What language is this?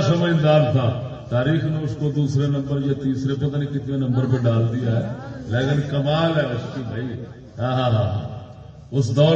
Urdu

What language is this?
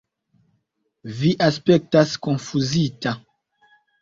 Esperanto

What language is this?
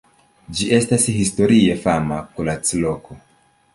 Esperanto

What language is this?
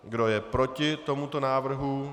Czech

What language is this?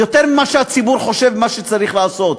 Hebrew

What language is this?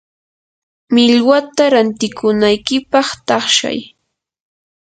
Yanahuanca Pasco Quechua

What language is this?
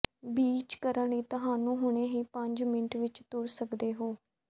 Punjabi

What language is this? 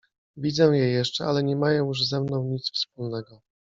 Polish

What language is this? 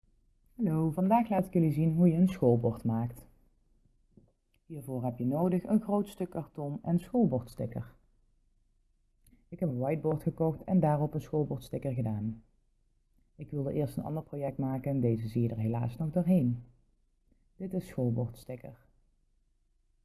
Dutch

